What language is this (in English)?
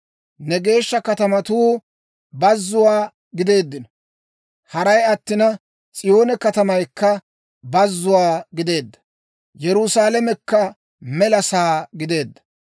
Dawro